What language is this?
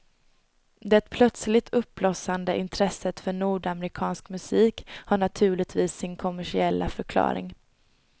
Swedish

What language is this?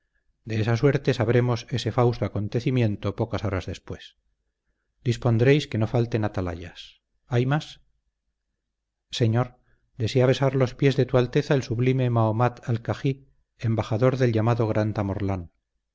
Spanish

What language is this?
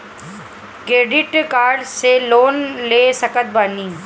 Bhojpuri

